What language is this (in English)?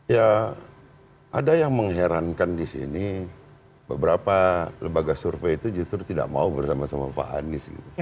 Indonesian